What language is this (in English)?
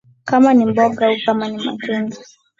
Swahili